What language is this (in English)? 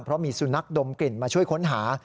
Thai